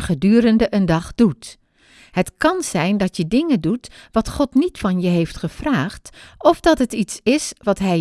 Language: Dutch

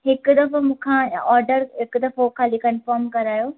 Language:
Sindhi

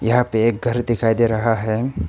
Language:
Hindi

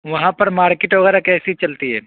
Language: Urdu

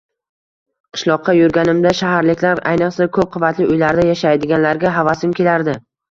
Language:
Uzbek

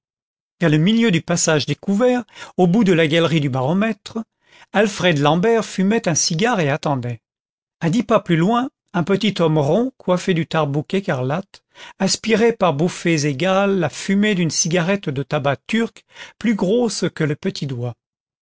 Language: French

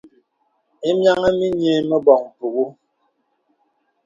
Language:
Bebele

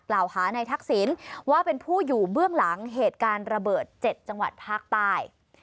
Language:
Thai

